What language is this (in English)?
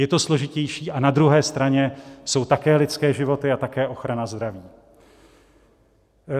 Czech